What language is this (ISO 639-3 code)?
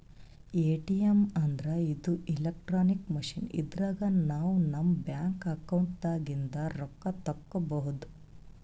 kan